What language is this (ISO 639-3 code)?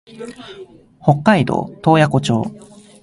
jpn